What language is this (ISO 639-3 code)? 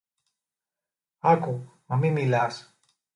ell